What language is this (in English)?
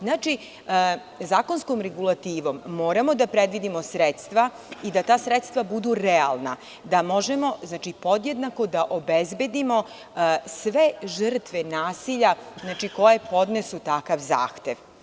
Serbian